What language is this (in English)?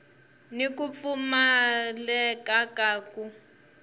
Tsonga